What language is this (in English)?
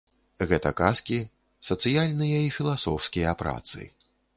Belarusian